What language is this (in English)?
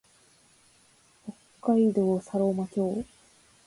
Japanese